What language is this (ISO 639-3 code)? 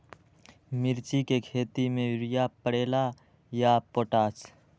mag